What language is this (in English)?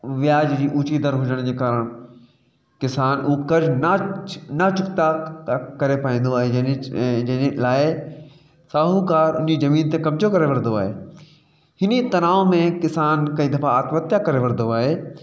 Sindhi